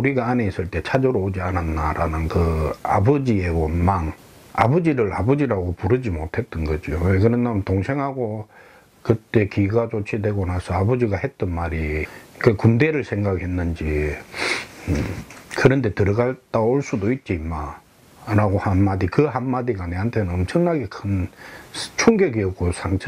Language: Korean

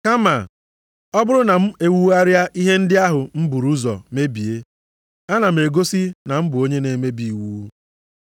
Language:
Igbo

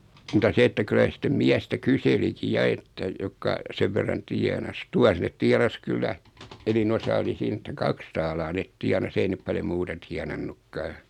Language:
Finnish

